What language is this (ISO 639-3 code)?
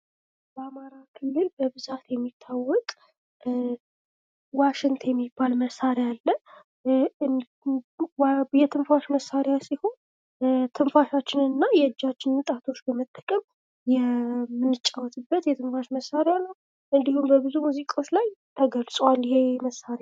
amh